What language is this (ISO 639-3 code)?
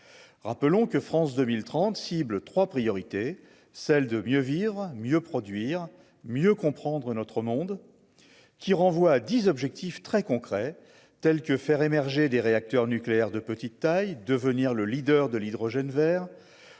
fra